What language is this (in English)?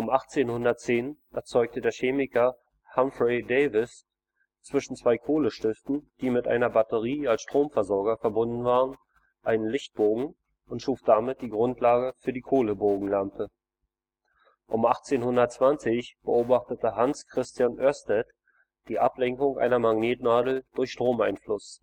German